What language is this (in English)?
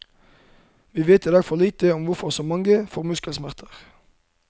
Norwegian